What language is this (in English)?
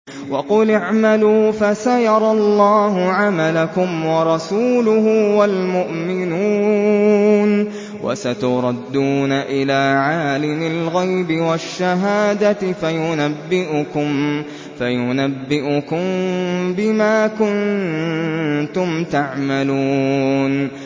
Arabic